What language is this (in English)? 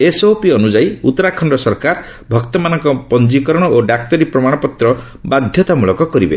Odia